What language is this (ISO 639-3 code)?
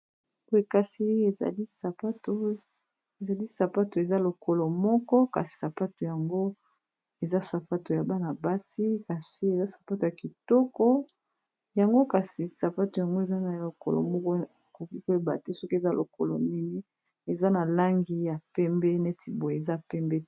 lin